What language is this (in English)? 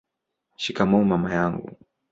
Swahili